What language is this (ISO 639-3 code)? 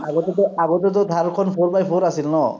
asm